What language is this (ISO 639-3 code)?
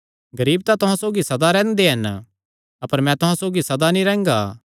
xnr